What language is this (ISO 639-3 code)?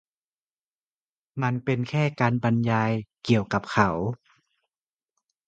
tha